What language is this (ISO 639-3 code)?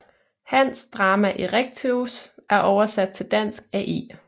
dan